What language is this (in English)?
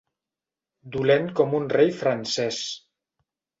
Catalan